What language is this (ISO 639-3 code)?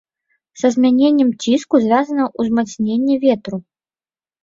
bel